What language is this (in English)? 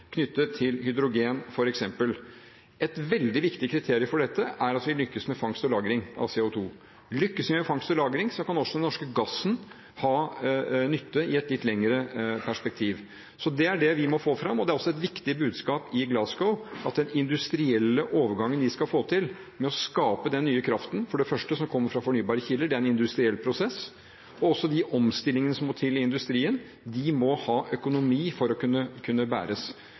Norwegian Bokmål